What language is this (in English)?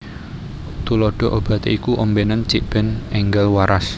Javanese